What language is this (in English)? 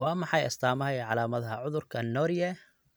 Somali